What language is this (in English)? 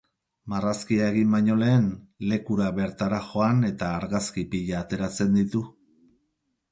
Basque